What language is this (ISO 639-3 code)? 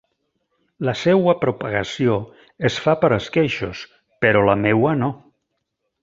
cat